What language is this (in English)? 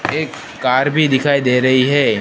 Hindi